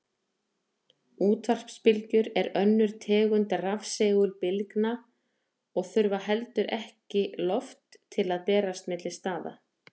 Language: Icelandic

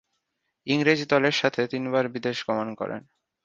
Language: Bangla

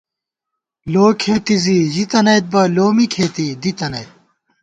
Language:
Gawar-Bati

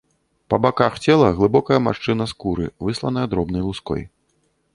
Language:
Belarusian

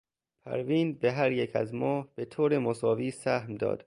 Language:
Persian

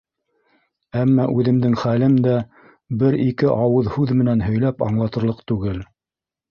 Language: Bashkir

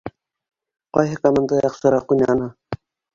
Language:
Bashkir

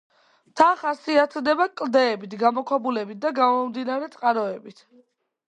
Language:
Georgian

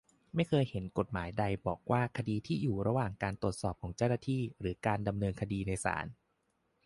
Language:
Thai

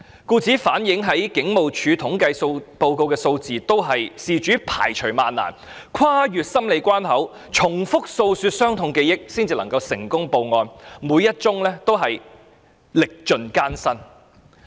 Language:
Cantonese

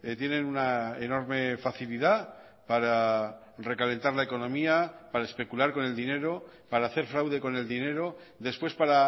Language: Spanish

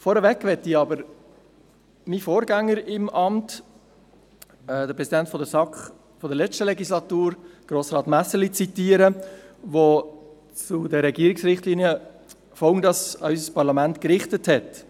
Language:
Swiss German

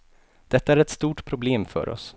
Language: Swedish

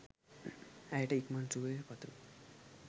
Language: Sinhala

